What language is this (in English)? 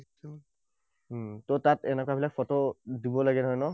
Assamese